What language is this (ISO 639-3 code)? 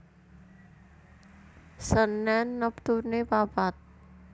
jav